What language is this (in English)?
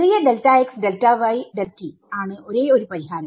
Malayalam